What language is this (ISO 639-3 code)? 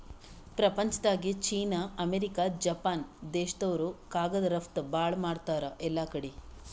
kan